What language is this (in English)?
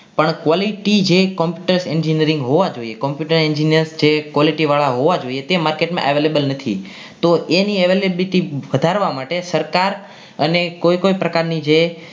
Gujarati